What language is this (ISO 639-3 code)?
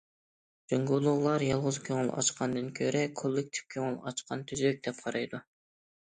uig